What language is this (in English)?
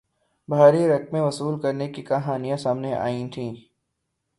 Urdu